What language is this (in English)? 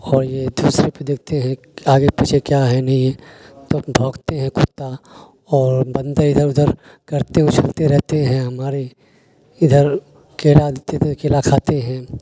Urdu